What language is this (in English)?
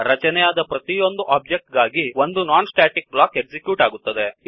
Kannada